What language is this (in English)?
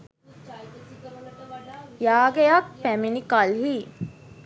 Sinhala